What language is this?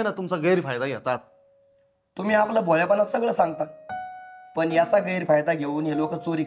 Marathi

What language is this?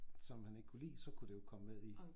Danish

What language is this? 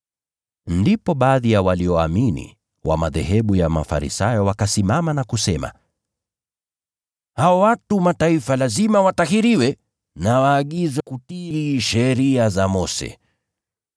Swahili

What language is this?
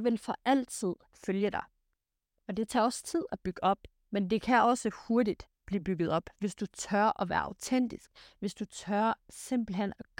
Danish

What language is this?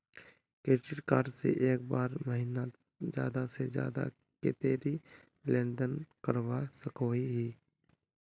Magahi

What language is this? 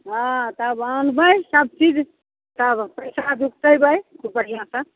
Maithili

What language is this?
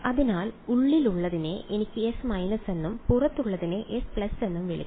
Malayalam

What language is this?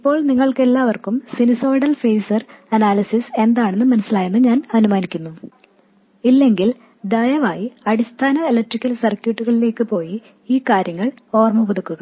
Malayalam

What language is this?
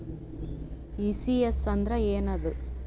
Kannada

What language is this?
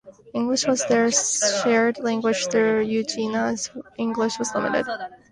English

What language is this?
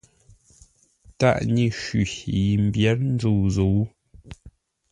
Ngombale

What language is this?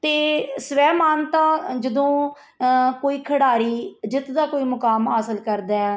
Punjabi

